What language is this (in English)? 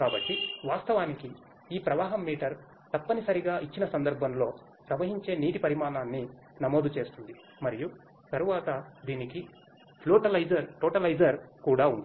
Telugu